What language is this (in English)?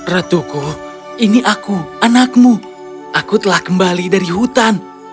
Indonesian